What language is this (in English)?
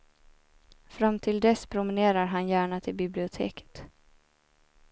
Swedish